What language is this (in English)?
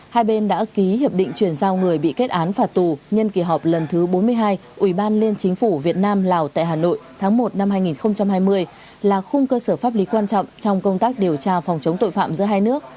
Vietnamese